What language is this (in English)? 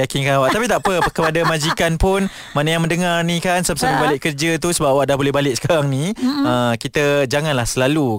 Malay